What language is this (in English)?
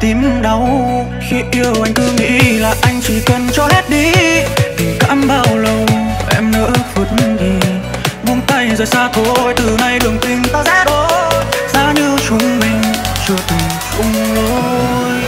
Vietnamese